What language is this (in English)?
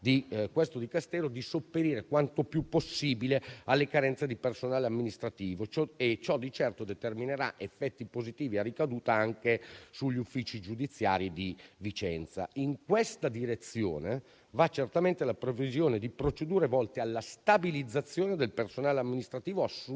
Italian